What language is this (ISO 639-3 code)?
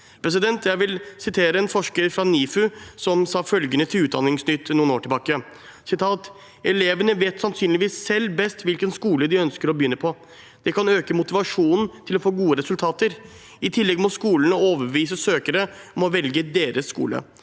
nor